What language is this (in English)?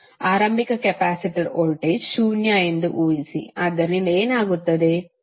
Kannada